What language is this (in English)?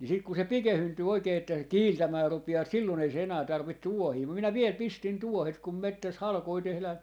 Finnish